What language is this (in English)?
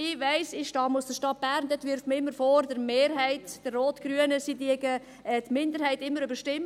Swiss German